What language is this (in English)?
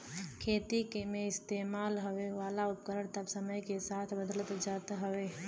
Bhojpuri